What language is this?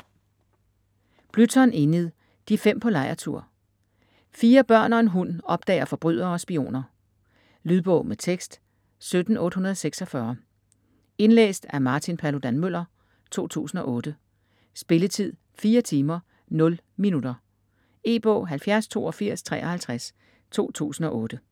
Danish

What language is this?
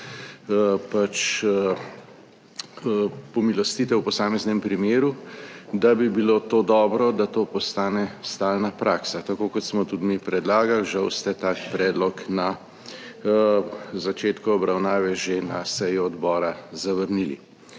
Slovenian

